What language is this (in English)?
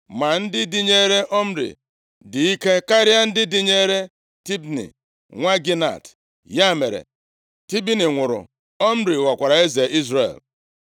Igbo